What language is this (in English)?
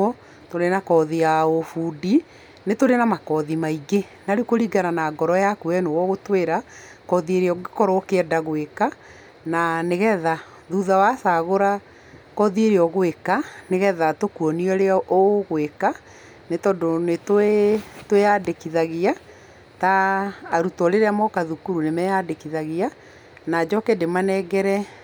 Kikuyu